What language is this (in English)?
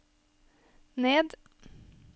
Norwegian